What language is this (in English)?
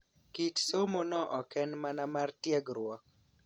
Luo (Kenya and Tanzania)